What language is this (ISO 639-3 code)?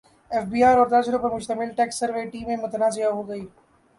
urd